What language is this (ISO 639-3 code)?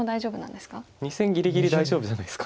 jpn